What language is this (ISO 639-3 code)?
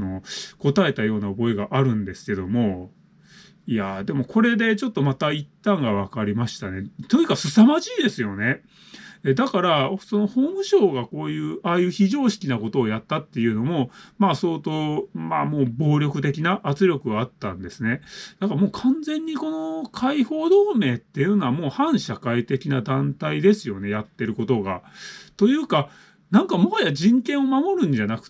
jpn